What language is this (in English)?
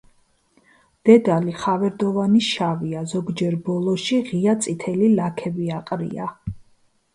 Georgian